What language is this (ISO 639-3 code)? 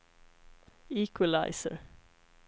swe